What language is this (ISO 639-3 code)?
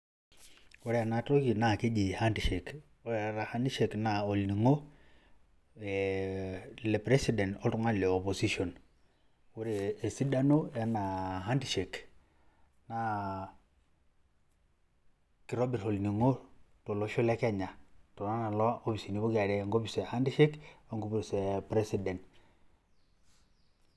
mas